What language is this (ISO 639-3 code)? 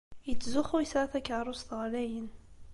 kab